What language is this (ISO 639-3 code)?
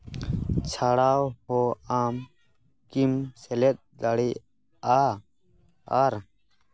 sat